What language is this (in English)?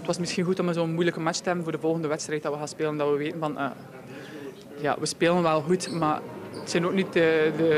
Dutch